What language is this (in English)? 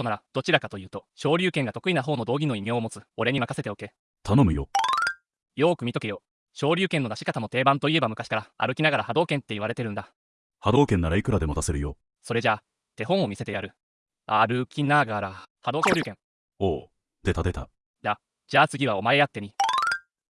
Japanese